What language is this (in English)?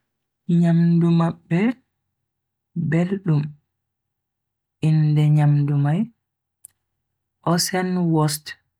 Bagirmi Fulfulde